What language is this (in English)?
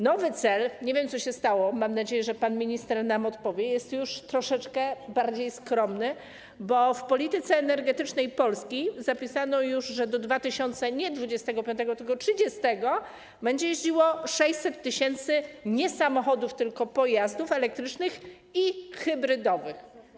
Polish